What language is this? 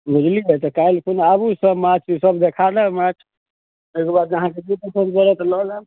Maithili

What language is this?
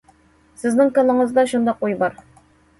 Uyghur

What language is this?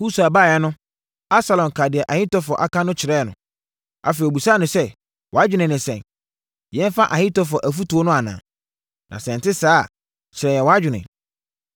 Akan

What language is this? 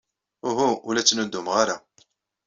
Kabyle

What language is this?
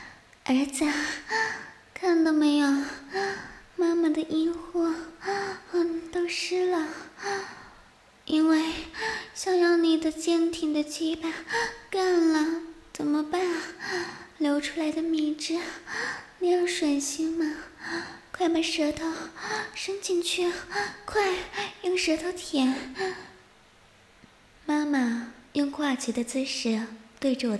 Chinese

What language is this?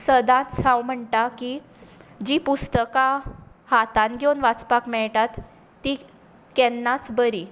Konkani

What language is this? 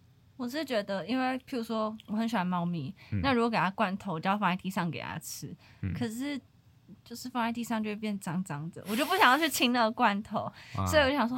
Chinese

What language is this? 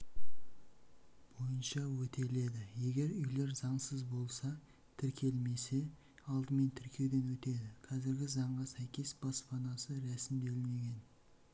Kazakh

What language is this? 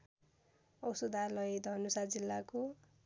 Nepali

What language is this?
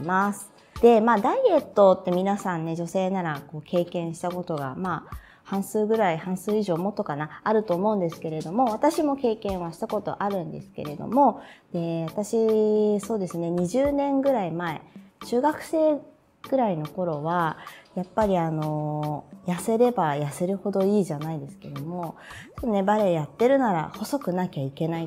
Japanese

